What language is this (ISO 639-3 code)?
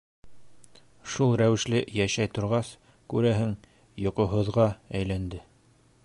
bak